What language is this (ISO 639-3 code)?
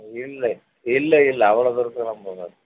tam